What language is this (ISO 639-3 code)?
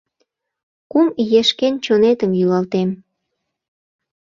chm